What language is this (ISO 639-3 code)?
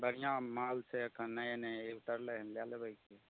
mai